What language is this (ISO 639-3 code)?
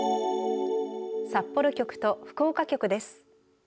jpn